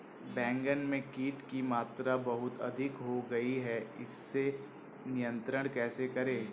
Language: Hindi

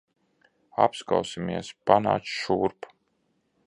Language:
Latvian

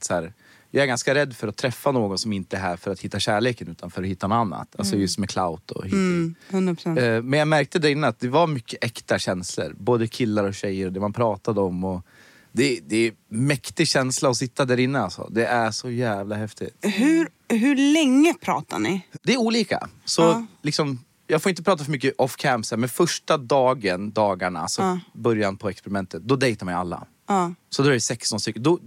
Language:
Swedish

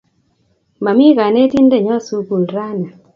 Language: Kalenjin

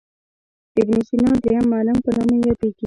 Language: Pashto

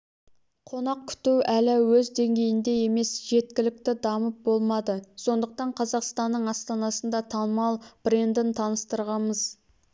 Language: Kazakh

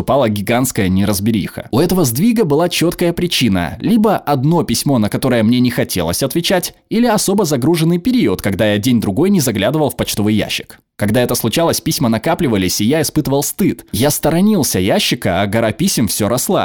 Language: Russian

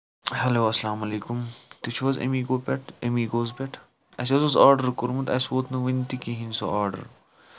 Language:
Kashmiri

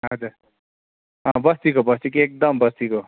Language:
Nepali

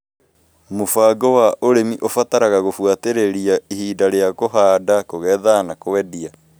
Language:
Kikuyu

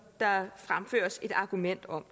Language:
Danish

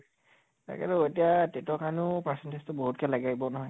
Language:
Assamese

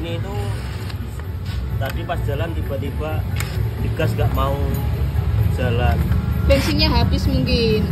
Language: Indonesian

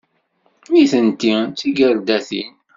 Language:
Kabyle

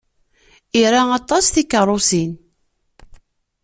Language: Kabyle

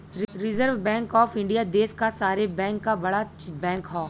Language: Bhojpuri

